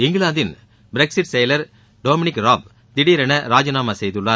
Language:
Tamil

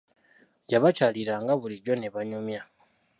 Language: Ganda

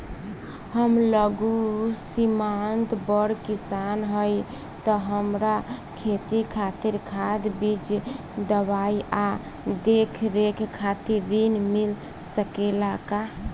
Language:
Bhojpuri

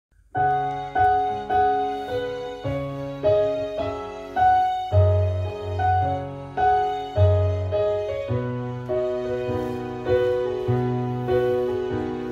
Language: Indonesian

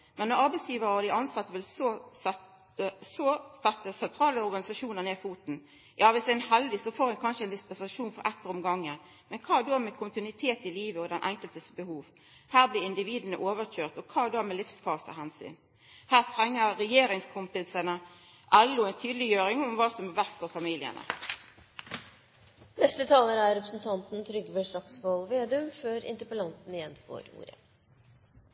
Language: Norwegian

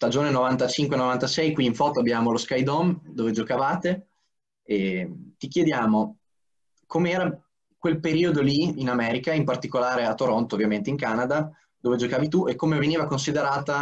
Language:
Italian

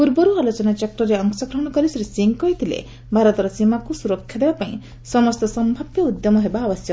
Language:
Odia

